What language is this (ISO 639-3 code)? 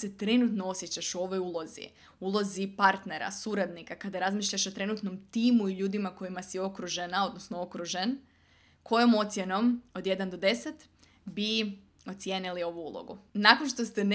hrv